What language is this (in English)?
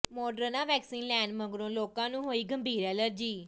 Punjabi